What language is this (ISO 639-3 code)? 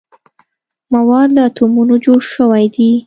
pus